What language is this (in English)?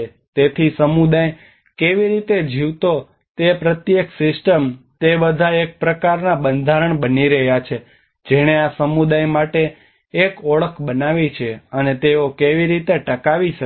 Gujarati